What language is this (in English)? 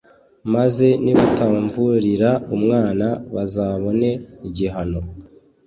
Kinyarwanda